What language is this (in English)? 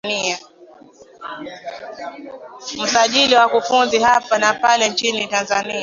Swahili